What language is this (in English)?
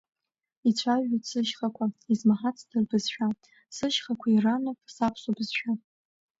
Abkhazian